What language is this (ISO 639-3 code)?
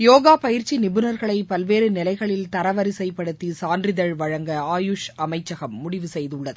tam